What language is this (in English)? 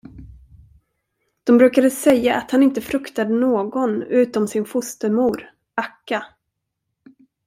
Swedish